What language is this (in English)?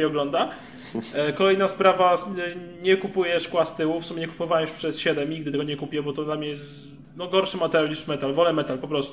Polish